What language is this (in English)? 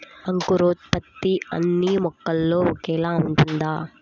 Telugu